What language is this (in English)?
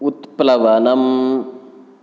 Sanskrit